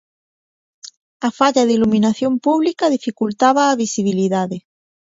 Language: Galician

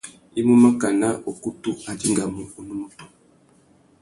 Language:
Tuki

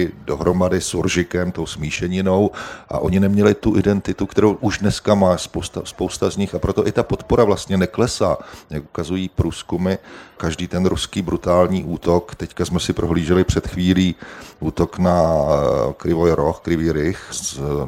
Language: Czech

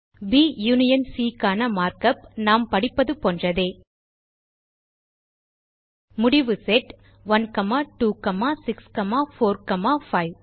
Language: Tamil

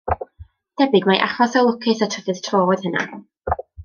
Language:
Welsh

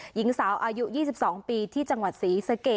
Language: Thai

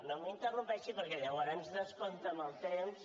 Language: Catalan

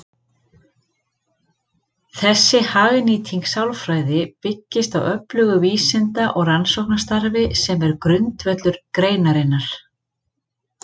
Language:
Icelandic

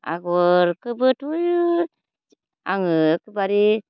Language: Bodo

